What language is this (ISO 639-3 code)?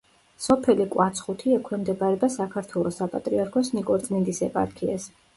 kat